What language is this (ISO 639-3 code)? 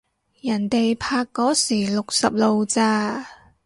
yue